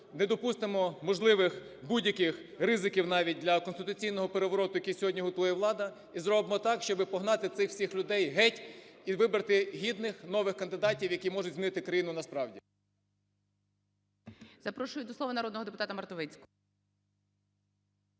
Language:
Ukrainian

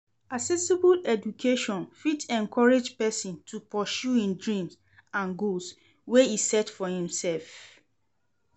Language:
Nigerian Pidgin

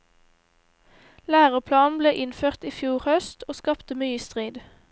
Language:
Norwegian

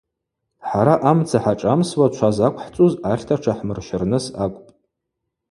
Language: Abaza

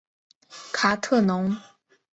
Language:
Chinese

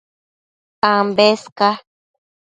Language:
Matsés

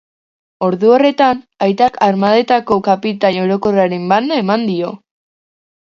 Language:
Basque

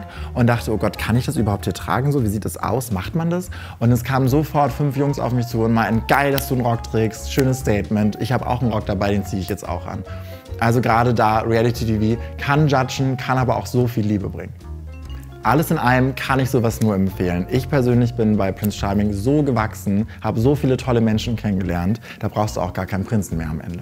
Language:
German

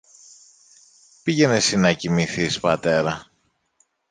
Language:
Greek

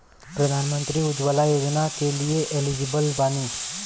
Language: Bhojpuri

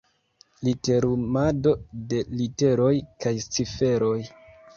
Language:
Esperanto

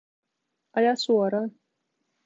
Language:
Finnish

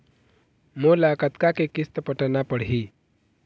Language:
Chhattisgarhi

